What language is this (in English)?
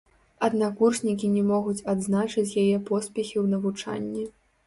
Belarusian